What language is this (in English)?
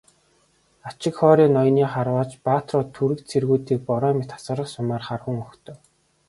Mongolian